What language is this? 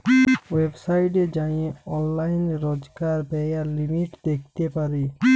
Bangla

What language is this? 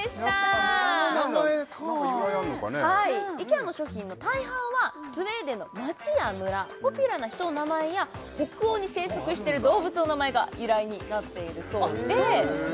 Japanese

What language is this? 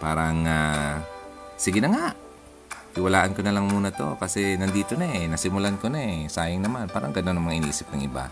Filipino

